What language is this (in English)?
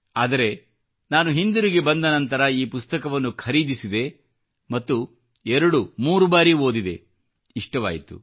Kannada